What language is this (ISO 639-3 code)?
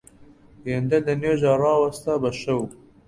ckb